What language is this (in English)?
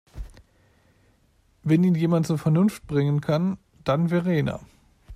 German